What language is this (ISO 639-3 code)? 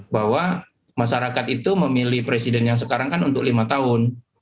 ind